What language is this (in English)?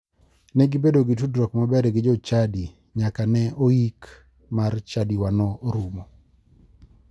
Luo (Kenya and Tanzania)